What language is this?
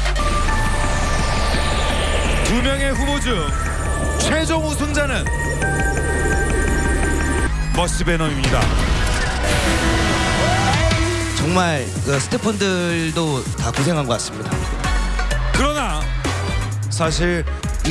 Korean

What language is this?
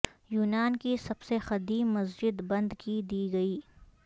Urdu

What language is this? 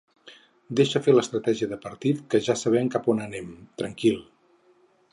Catalan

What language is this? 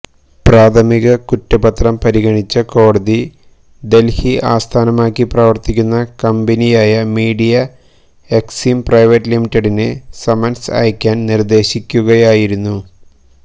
Malayalam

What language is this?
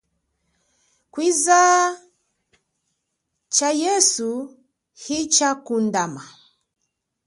Chokwe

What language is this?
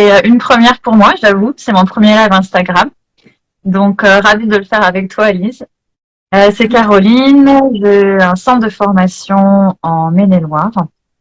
French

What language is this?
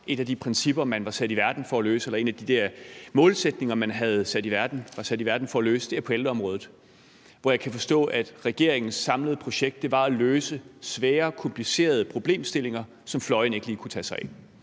Danish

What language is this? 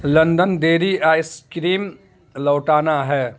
Urdu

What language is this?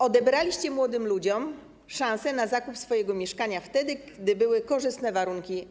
Polish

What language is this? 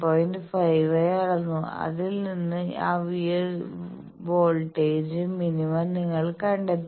Malayalam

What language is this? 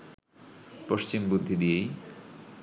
Bangla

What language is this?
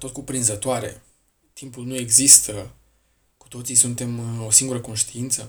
Romanian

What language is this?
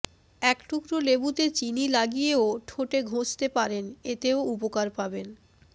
Bangla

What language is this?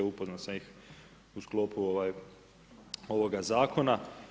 Croatian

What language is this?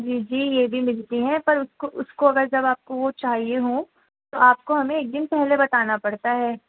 Urdu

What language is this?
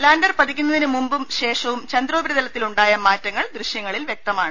Malayalam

